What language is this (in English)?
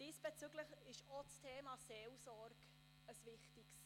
Swiss German